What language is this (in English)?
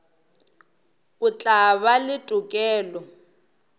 Northern Sotho